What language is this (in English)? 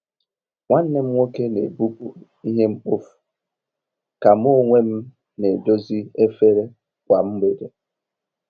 Igbo